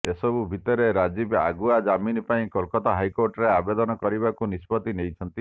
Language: Odia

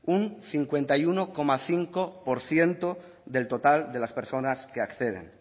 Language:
Spanish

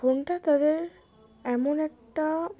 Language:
Bangla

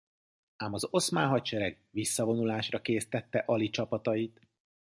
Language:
Hungarian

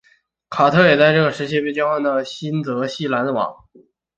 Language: Chinese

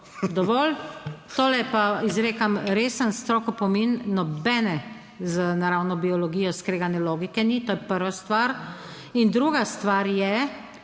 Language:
Slovenian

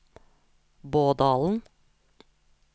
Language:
Norwegian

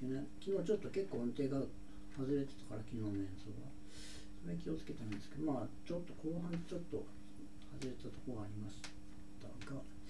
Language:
Japanese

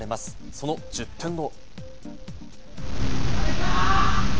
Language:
Japanese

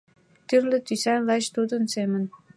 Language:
Mari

